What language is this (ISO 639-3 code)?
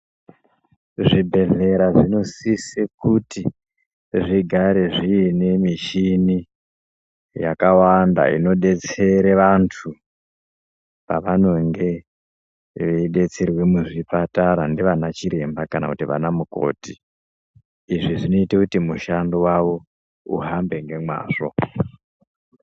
ndc